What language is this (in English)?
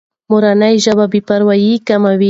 Pashto